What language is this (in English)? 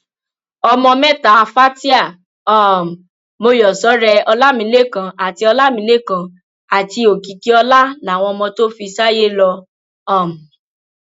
Yoruba